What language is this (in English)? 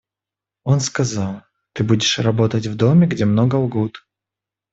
Russian